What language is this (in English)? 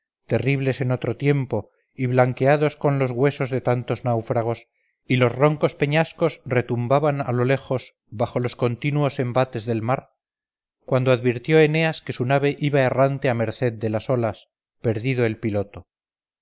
Spanish